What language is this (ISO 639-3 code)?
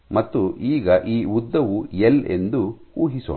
kan